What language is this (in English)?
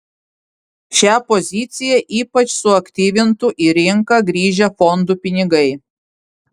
Lithuanian